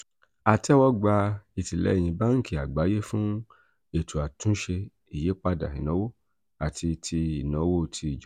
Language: Yoruba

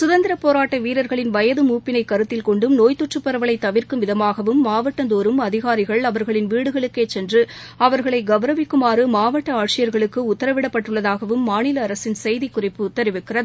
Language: Tamil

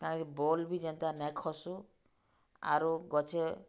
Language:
Odia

